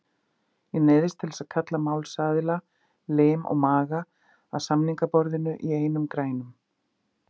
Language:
Icelandic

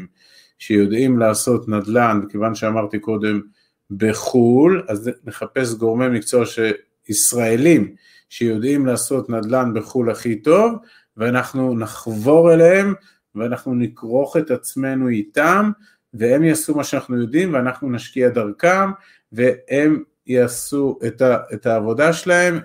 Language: Hebrew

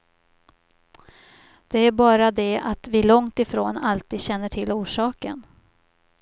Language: Swedish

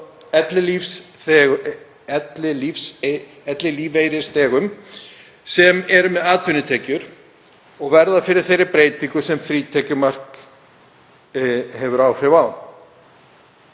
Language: Icelandic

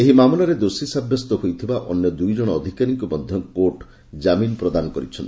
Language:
Odia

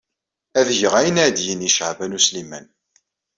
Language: Kabyle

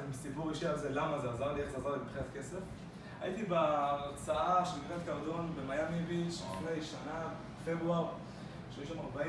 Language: Hebrew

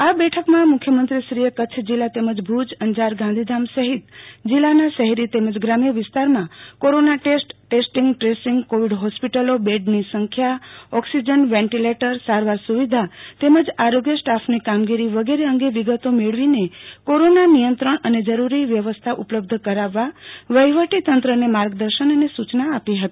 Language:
Gujarati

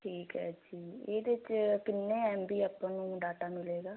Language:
Punjabi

